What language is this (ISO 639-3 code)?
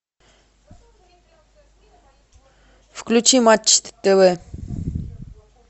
rus